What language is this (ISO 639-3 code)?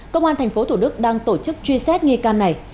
vie